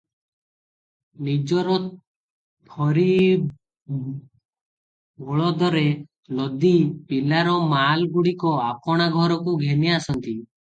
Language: Odia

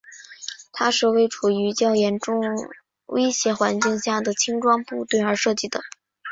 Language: Chinese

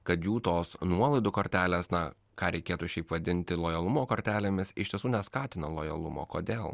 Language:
Lithuanian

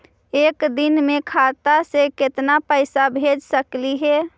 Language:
Magahi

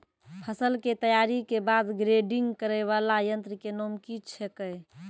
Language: Maithili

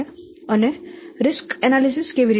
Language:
Gujarati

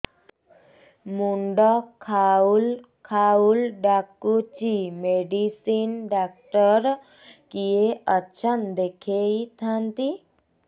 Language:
Odia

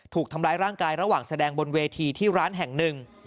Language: Thai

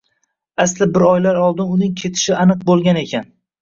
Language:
Uzbek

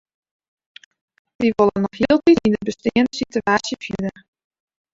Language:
Western Frisian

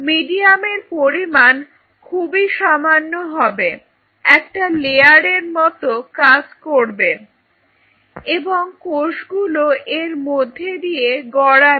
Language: Bangla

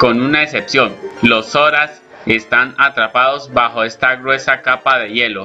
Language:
Spanish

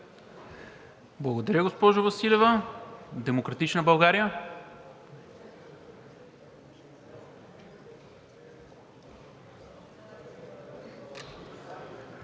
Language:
Bulgarian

